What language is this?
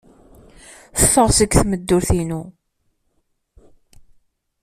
Kabyle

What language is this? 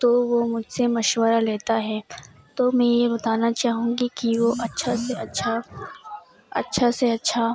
Urdu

